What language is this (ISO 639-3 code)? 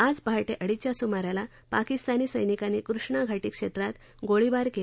mar